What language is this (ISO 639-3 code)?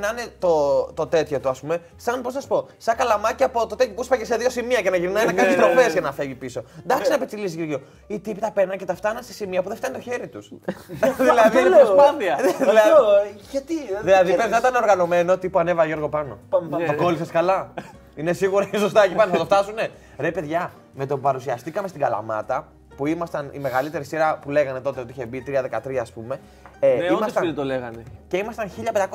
ell